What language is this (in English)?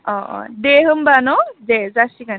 Bodo